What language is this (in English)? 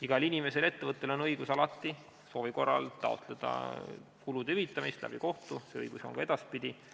Estonian